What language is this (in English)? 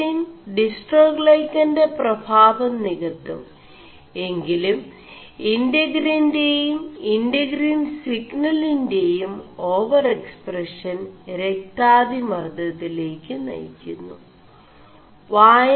Malayalam